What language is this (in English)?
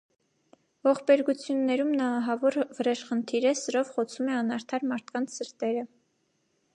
Armenian